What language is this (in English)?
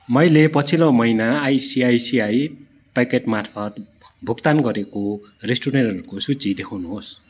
Nepali